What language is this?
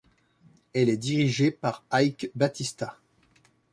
French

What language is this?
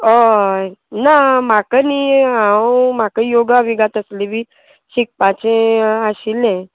Konkani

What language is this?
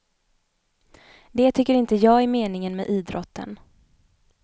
Swedish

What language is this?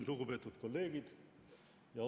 Estonian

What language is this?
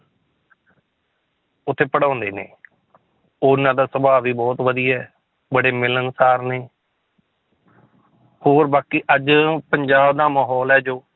Punjabi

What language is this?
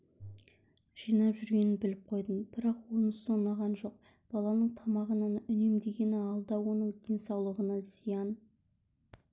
Kazakh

